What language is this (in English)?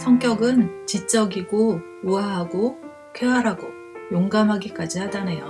Korean